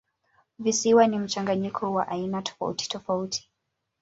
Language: Swahili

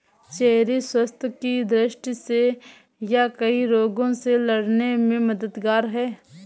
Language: Hindi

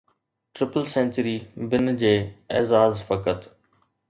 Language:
Sindhi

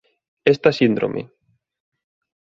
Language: Galician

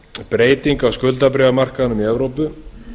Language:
Icelandic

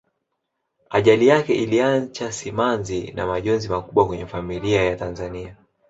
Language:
Swahili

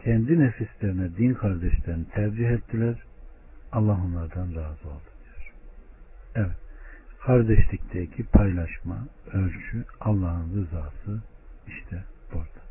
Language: Turkish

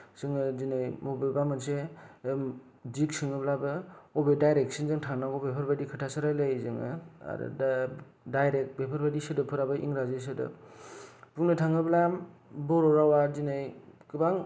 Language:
Bodo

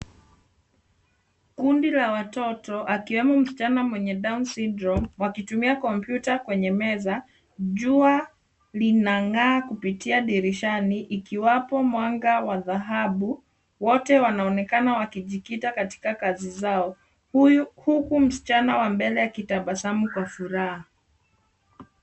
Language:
Swahili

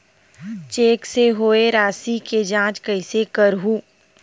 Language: Chhattisgarhi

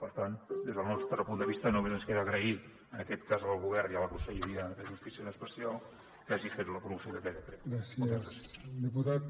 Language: Catalan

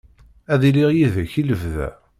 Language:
Kabyle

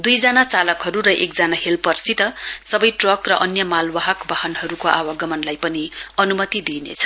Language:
Nepali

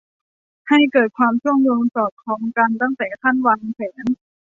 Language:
Thai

